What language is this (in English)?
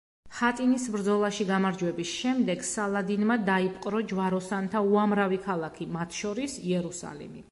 Georgian